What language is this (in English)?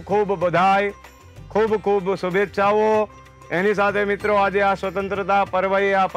Gujarati